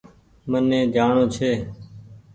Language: Goaria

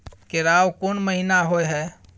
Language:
Maithili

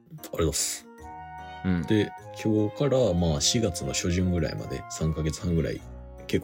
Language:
Japanese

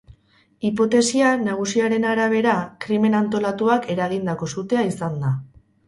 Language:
Basque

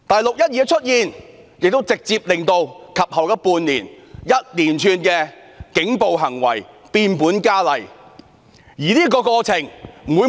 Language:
Cantonese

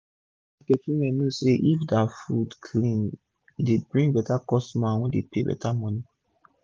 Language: Nigerian Pidgin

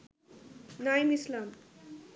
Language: Bangla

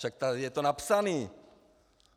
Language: Czech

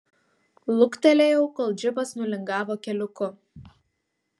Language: Lithuanian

